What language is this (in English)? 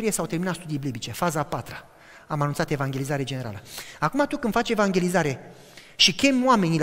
Romanian